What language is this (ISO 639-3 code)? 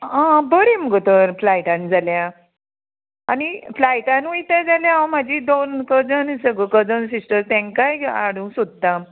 kok